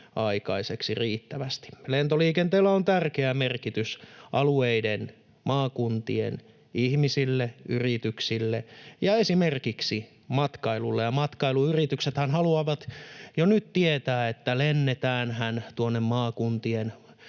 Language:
Finnish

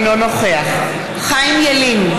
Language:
Hebrew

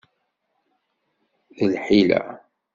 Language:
Kabyle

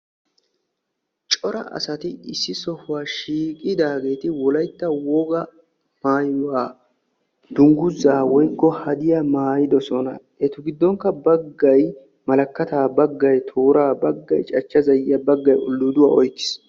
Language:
Wolaytta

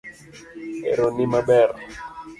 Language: Luo (Kenya and Tanzania)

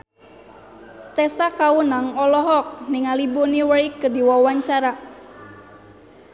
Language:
Sundanese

